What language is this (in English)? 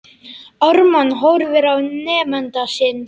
Icelandic